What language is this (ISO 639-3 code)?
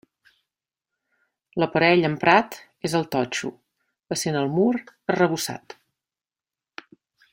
cat